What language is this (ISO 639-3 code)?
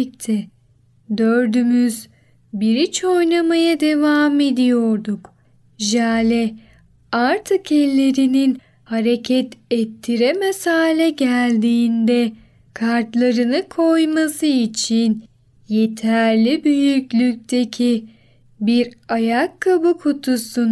tur